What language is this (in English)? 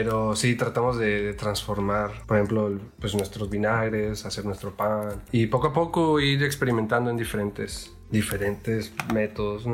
Spanish